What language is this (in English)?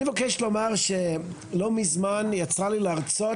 Hebrew